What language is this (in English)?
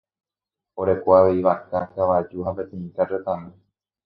Guarani